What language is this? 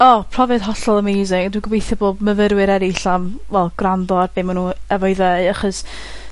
Welsh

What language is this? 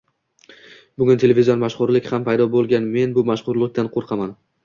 Uzbek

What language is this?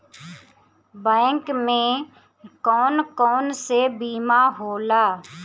Bhojpuri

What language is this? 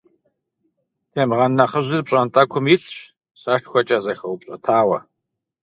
Kabardian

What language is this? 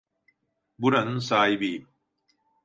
Turkish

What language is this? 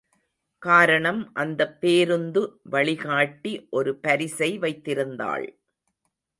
Tamil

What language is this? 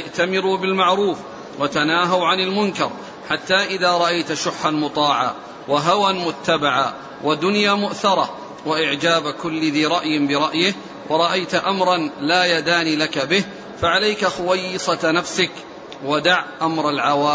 Arabic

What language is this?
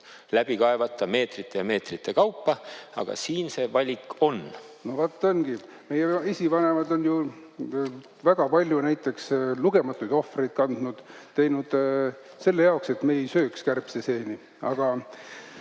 Estonian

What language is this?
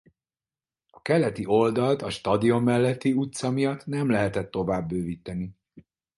Hungarian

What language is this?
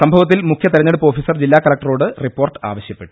Malayalam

